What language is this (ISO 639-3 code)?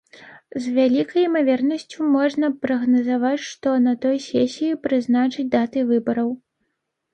bel